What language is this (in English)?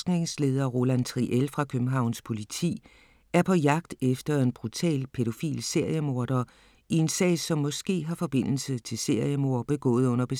Danish